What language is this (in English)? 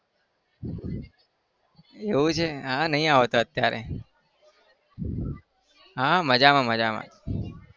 Gujarati